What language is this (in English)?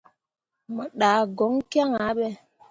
Mundang